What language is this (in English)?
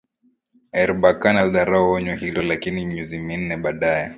Swahili